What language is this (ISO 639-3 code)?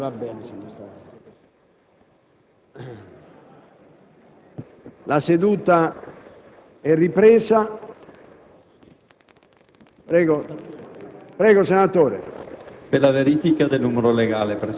ita